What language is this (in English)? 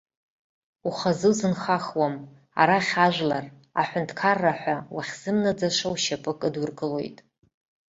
Abkhazian